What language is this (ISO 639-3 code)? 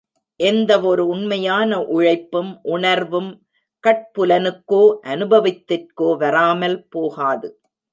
tam